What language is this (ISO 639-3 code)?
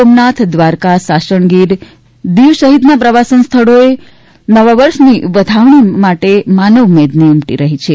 guj